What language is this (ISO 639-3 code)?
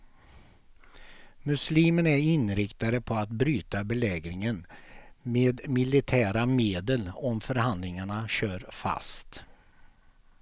swe